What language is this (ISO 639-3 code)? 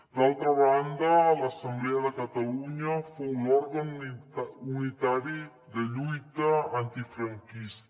cat